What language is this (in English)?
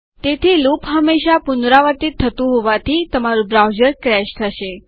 Gujarati